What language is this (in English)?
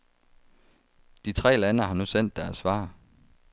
Danish